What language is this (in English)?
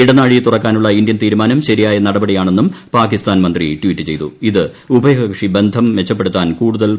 Malayalam